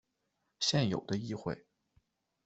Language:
Chinese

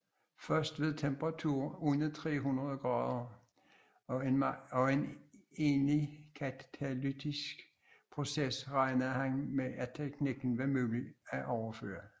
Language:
Danish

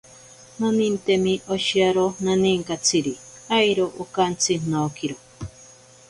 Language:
Ashéninka Perené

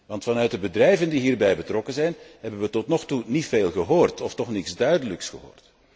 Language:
Dutch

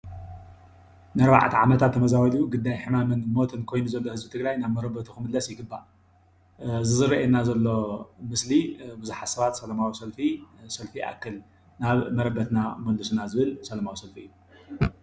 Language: Tigrinya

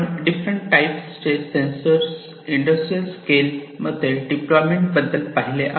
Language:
Marathi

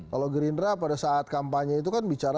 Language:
Indonesian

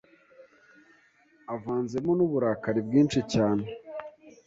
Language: Kinyarwanda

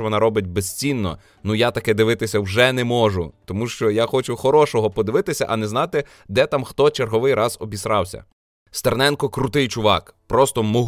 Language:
Ukrainian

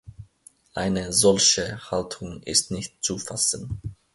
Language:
German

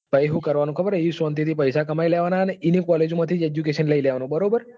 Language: Gujarati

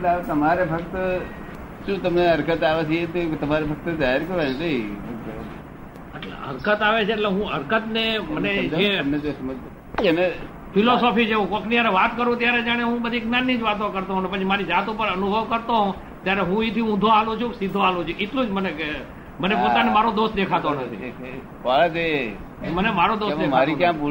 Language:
Gujarati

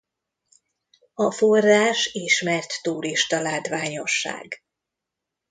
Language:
Hungarian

